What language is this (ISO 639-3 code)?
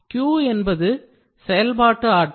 tam